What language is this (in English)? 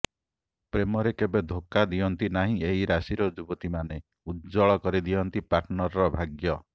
Odia